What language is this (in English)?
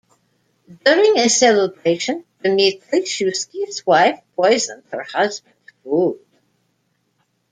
English